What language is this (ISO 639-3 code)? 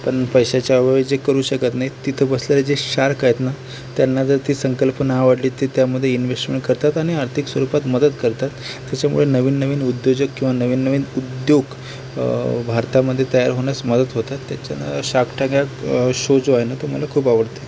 mar